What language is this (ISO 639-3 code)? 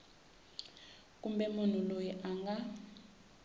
tso